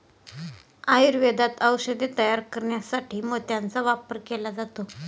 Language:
Marathi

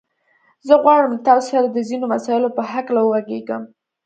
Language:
Pashto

